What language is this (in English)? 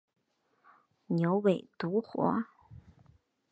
Chinese